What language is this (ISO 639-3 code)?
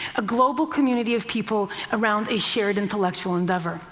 eng